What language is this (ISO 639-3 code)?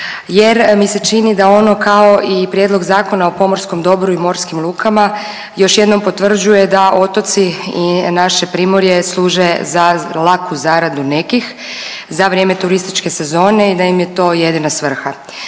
hrv